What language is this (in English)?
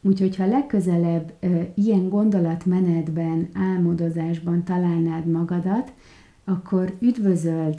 Hungarian